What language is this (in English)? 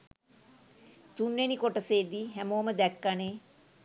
Sinhala